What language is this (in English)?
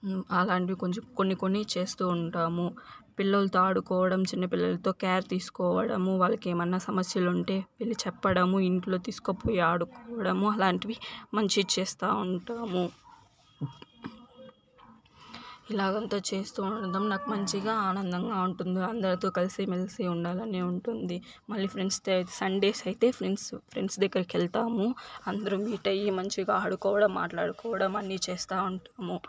Telugu